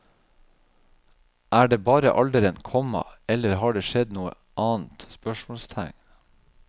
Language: Norwegian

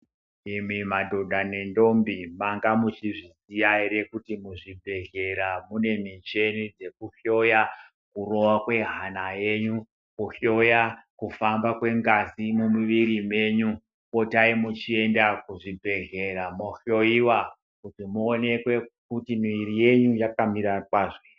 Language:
Ndau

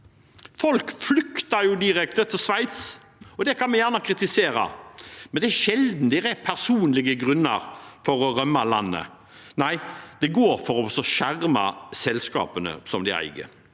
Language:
Norwegian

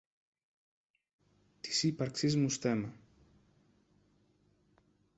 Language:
Greek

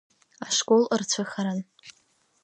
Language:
Abkhazian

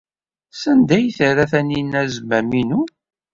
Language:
Kabyle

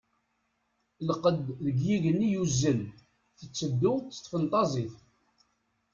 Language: Kabyle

